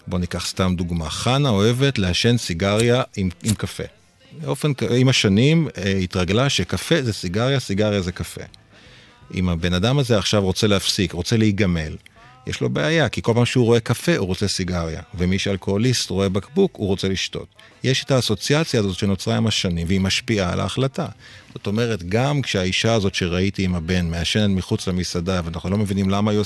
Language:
Hebrew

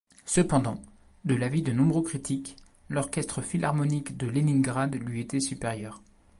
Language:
French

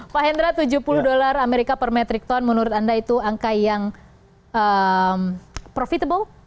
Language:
Indonesian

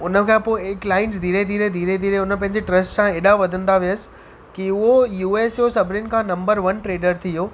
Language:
Sindhi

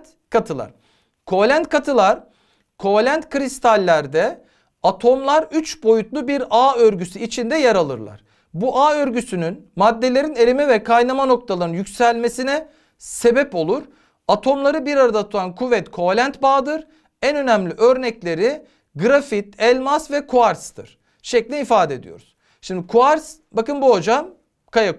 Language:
Turkish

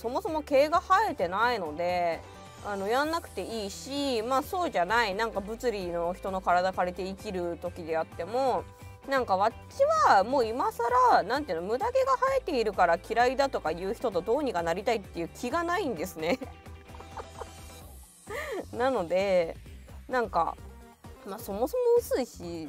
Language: Japanese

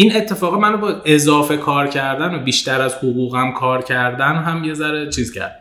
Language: Persian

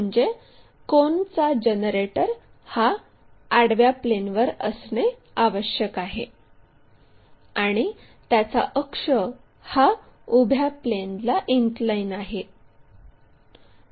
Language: Marathi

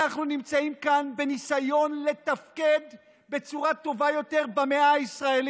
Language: Hebrew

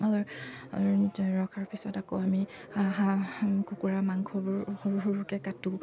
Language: Assamese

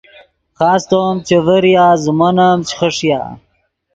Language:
Yidgha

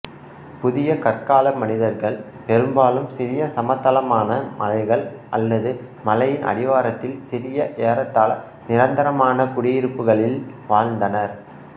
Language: Tamil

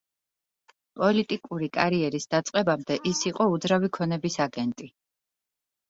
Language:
Georgian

